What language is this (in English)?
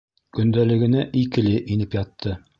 Bashkir